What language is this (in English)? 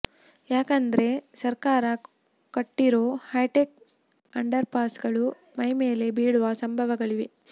Kannada